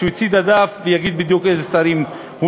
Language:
Hebrew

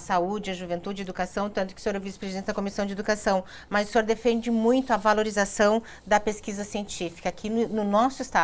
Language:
Portuguese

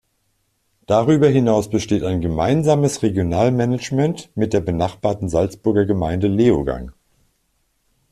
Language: German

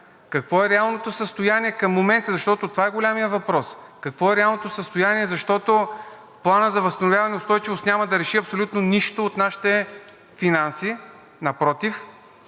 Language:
Bulgarian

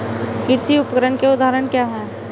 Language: Hindi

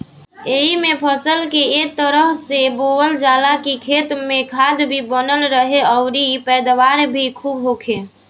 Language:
Bhojpuri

